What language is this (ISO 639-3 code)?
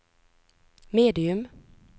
nor